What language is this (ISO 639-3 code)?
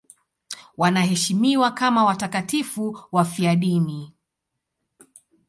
swa